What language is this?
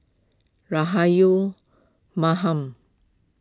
English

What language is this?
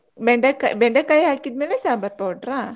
Kannada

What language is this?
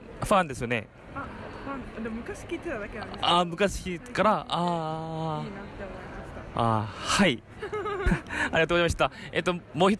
Japanese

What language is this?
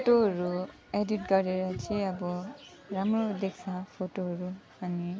Nepali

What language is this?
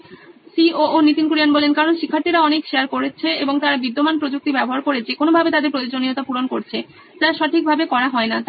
Bangla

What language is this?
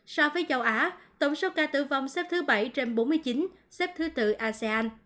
Vietnamese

